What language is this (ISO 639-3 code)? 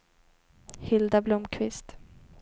swe